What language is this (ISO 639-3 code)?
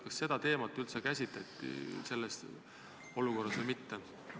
est